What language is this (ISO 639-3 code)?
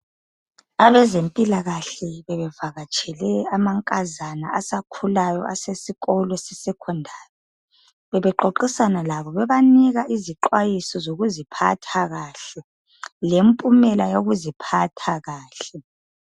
nde